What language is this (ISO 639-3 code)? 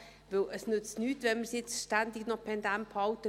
gsw